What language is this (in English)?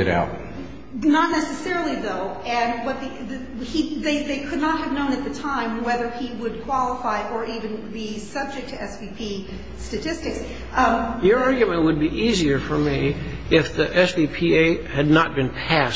English